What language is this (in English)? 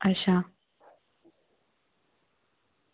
Dogri